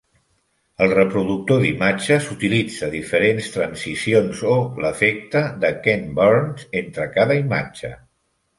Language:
Catalan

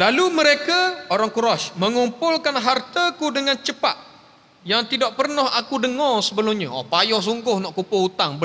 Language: Malay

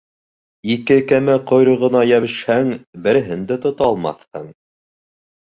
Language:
Bashkir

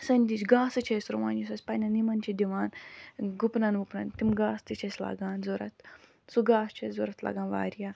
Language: Kashmiri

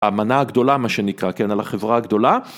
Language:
Hebrew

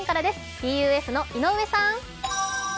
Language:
Japanese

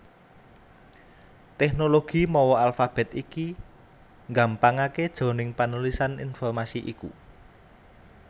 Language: Javanese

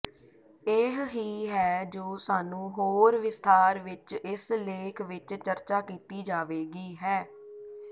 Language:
Punjabi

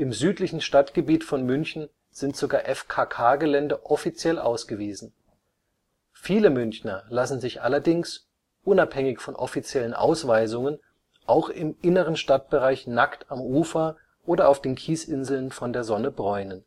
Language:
German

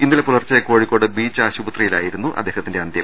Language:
Malayalam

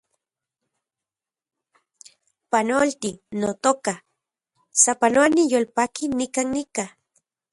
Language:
Central Puebla Nahuatl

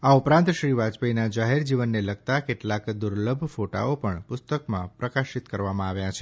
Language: Gujarati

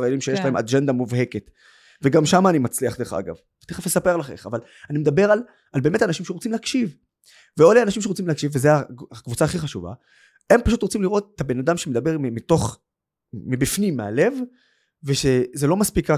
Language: Hebrew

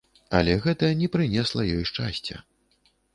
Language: Belarusian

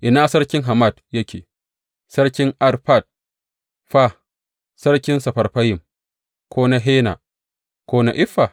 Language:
Hausa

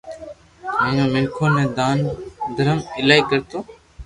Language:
Loarki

